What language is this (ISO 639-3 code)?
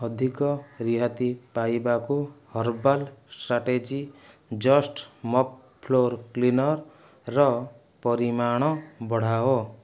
ori